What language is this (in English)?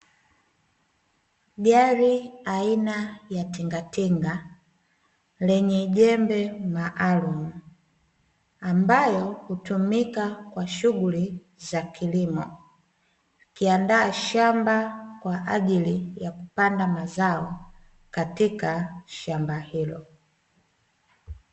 Swahili